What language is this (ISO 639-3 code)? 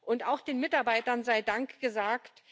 deu